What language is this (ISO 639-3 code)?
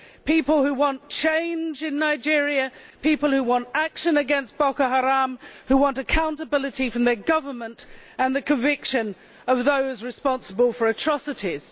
eng